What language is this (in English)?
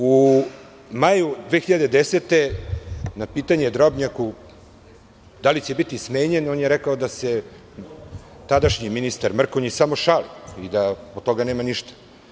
Serbian